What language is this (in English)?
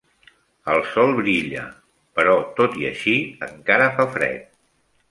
Catalan